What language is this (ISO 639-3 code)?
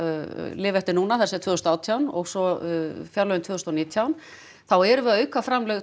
isl